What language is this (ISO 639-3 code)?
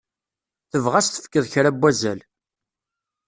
kab